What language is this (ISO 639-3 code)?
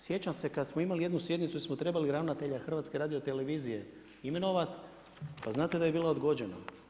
hrv